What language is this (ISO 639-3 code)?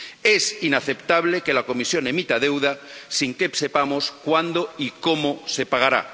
spa